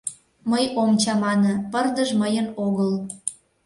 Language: Mari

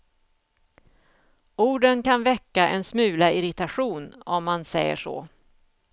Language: Swedish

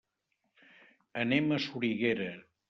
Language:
Catalan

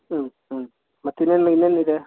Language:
Kannada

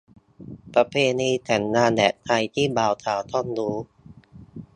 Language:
Thai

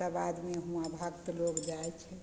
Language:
Maithili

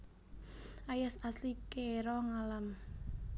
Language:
Javanese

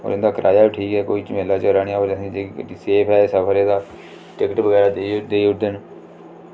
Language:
Dogri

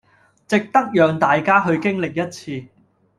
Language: Cantonese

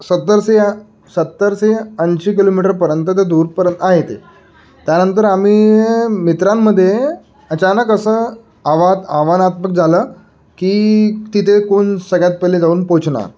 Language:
Marathi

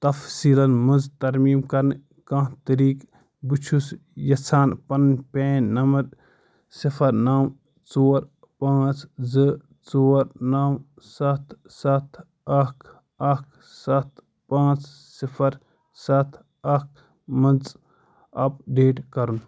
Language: Kashmiri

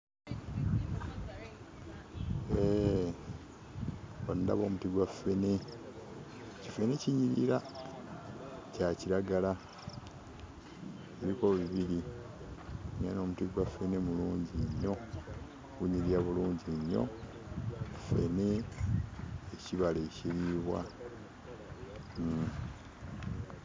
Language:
Ganda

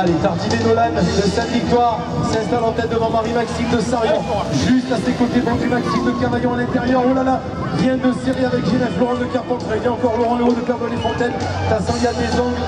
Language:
French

